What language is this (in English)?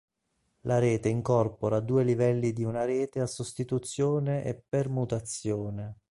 Italian